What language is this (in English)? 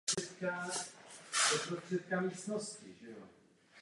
Czech